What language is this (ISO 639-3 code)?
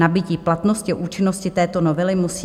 ces